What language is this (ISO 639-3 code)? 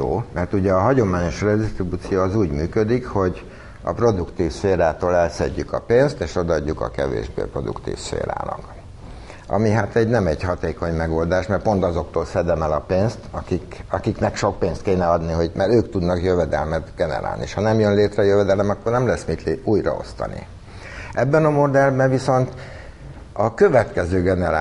hun